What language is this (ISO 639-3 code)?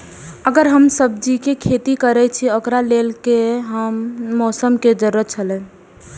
mai